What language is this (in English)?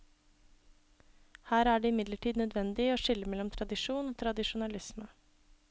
Norwegian